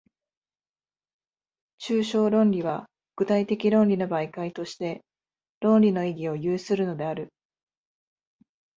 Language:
Japanese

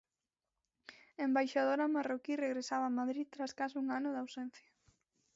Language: Galician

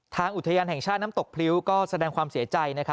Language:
Thai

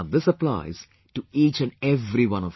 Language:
English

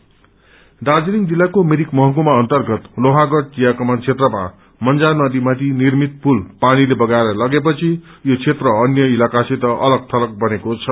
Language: Nepali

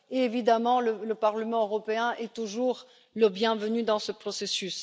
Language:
French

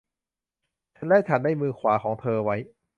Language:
Thai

